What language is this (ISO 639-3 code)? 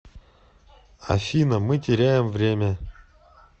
rus